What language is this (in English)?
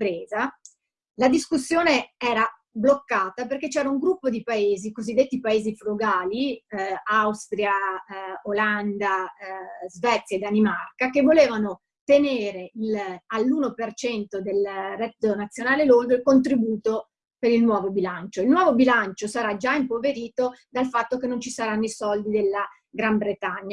Italian